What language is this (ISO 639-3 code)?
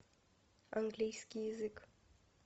rus